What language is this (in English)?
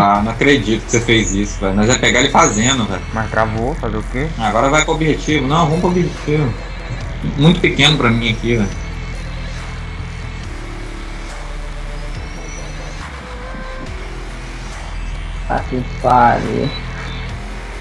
Portuguese